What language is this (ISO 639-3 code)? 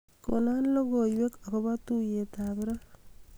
kln